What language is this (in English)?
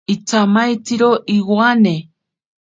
Ashéninka Perené